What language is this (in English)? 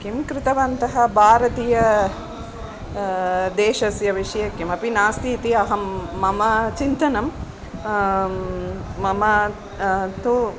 Sanskrit